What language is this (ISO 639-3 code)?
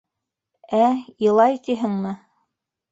bak